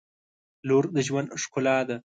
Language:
Pashto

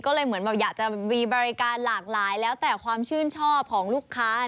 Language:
Thai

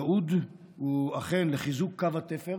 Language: Hebrew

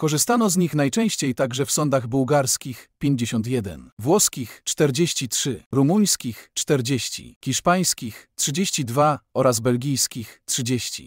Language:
Polish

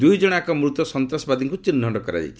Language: Odia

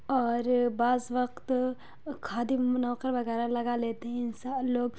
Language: Urdu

